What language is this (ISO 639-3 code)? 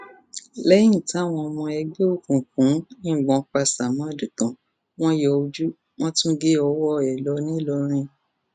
yor